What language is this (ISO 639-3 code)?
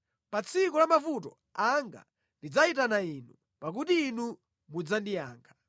nya